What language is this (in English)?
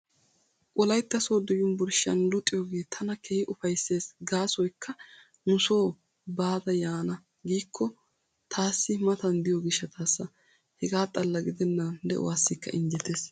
Wolaytta